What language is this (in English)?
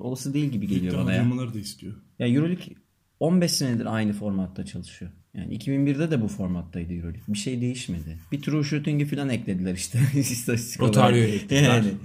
Turkish